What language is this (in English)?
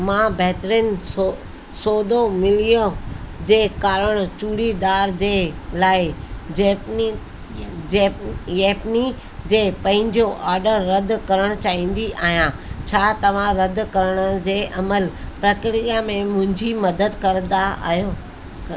Sindhi